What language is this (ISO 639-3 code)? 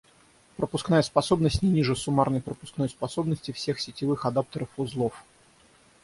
rus